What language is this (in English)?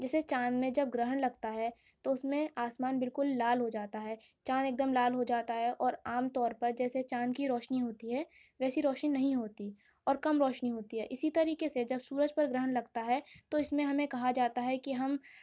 Urdu